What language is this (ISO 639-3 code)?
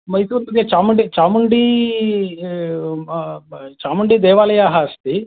san